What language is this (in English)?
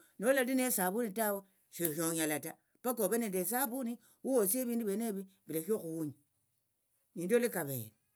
Tsotso